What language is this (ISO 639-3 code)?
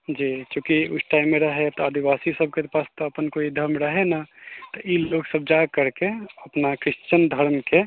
mai